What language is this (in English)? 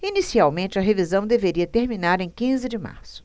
Portuguese